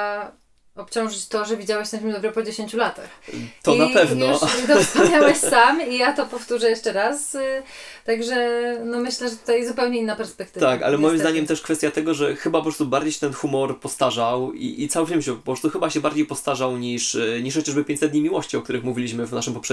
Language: Polish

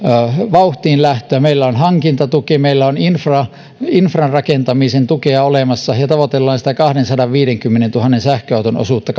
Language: Finnish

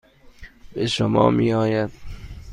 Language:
Persian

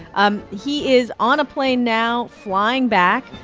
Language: English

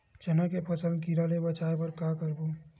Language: Chhattisgarhi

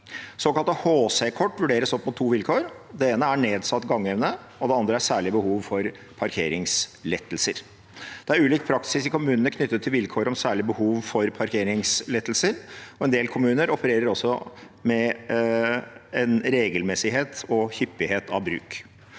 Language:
Norwegian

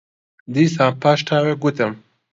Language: Central Kurdish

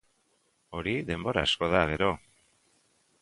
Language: Basque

